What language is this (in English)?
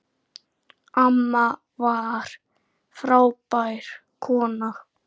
Icelandic